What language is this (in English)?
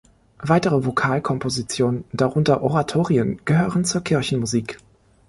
German